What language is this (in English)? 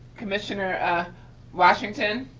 English